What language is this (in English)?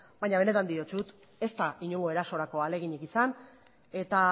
Basque